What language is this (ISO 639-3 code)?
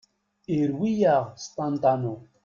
kab